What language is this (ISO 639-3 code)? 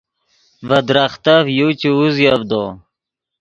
ydg